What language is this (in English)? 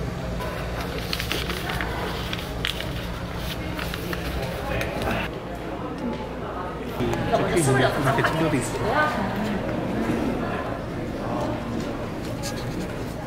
Korean